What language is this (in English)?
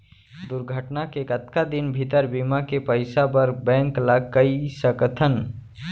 Chhattisgarhi